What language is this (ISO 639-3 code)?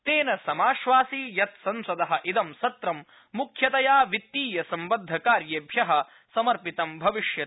san